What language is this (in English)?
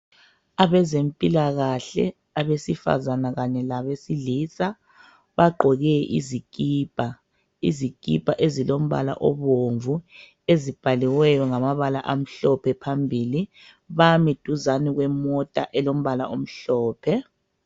North Ndebele